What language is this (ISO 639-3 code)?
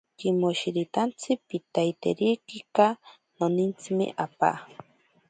prq